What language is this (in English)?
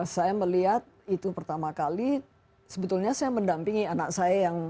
Indonesian